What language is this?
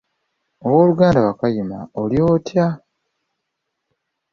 Ganda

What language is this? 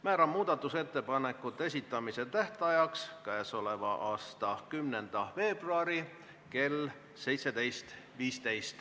Estonian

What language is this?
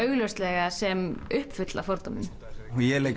Icelandic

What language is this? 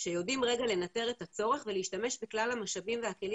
Hebrew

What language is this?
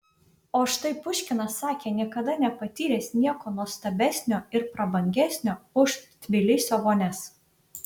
Lithuanian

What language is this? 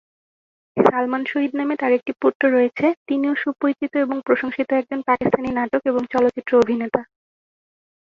Bangla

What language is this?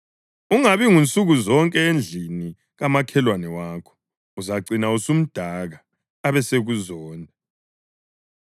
North Ndebele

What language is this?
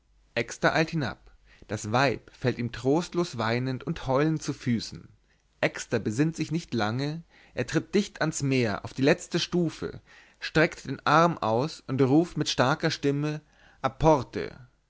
German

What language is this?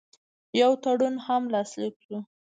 Pashto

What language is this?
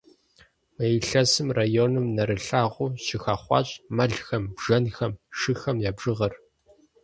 Kabardian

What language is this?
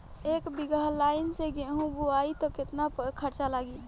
Bhojpuri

